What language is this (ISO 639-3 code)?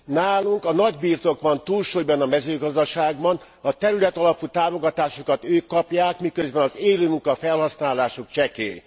hun